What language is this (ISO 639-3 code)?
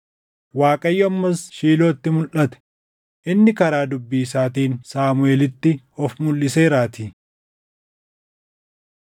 orm